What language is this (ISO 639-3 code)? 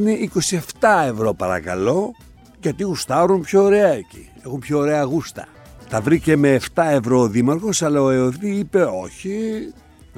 ell